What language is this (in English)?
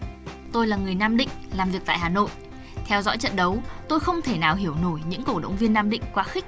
Vietnamese